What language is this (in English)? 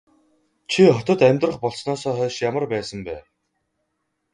Mongolian